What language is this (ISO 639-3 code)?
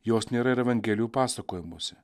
lit